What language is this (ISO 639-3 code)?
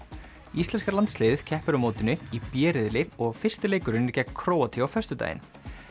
isl